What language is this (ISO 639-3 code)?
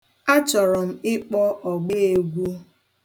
ibo